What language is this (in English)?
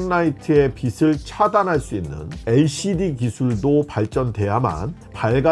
Korean